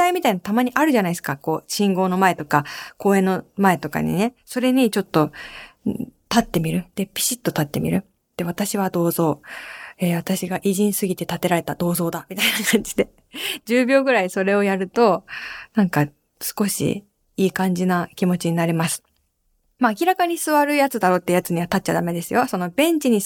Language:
Japanese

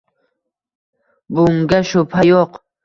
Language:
Uzbek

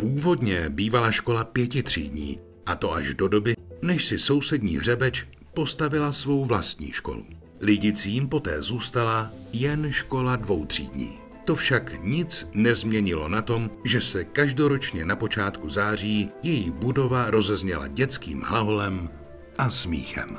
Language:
Czech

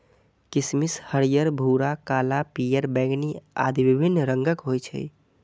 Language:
Maithili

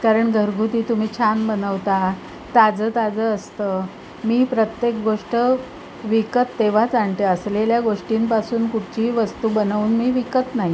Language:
Marathi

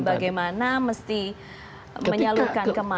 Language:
Indonesian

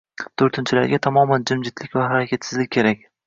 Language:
Uzbek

